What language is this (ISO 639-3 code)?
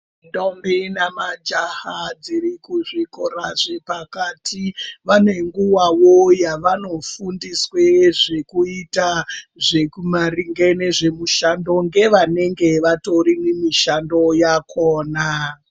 ndc